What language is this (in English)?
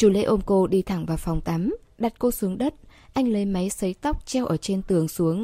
Vietnamese